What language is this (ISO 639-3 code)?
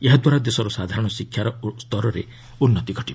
ori